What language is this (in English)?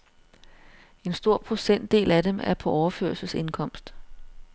Danish